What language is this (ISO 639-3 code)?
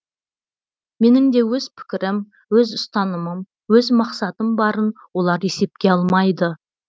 kaz